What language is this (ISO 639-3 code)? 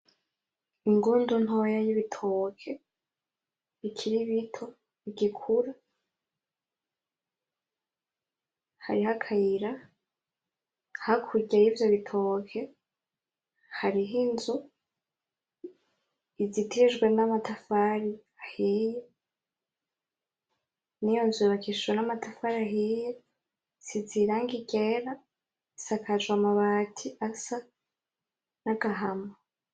run